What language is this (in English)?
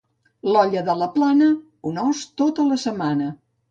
Catalan